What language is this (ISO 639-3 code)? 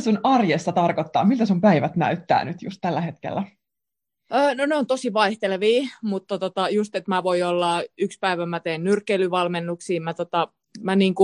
fin